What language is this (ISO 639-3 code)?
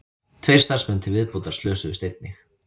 isl